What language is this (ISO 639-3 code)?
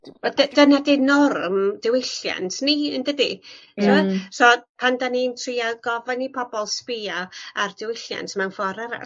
cym